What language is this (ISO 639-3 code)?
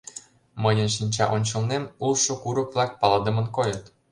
chm